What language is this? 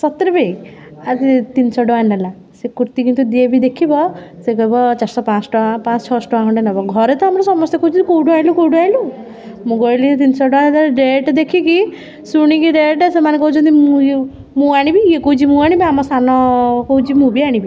Odia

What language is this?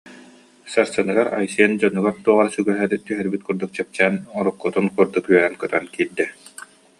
Yakut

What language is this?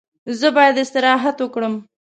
Pashto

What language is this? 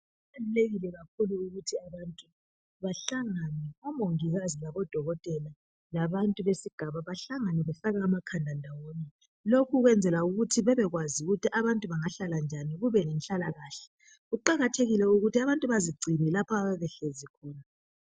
North Ndebele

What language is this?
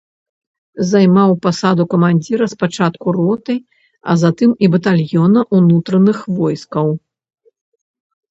Belarusian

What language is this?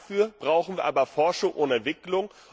German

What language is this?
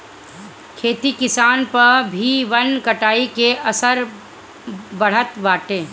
Bhojpuri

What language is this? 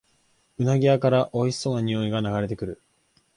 Japanese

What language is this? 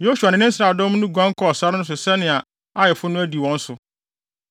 Akan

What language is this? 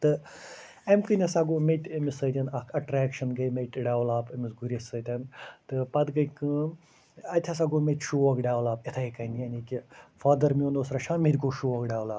Kashmiri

